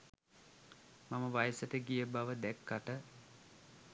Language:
Sinhala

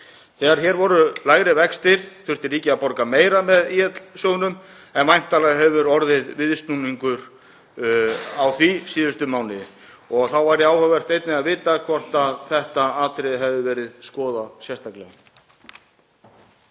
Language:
Icelandic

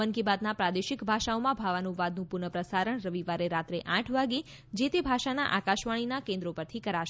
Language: Gujarati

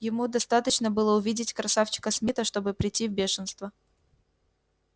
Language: Russian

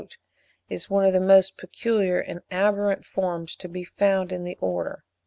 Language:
English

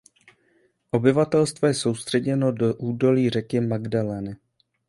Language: Czech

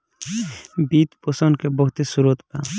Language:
Bhojpuri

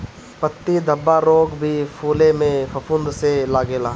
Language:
Bhojpuri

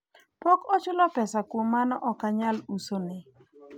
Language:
Luo (Kenya and Tanzania)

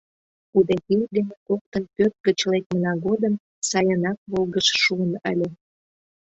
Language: Mari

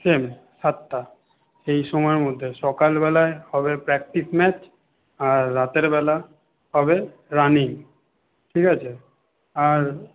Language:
Bangla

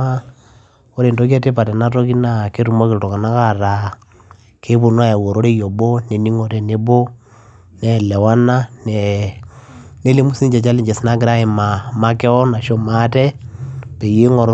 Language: Masai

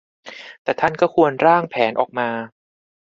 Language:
Thai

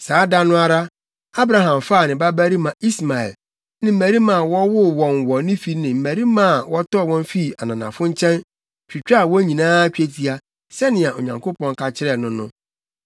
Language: Akan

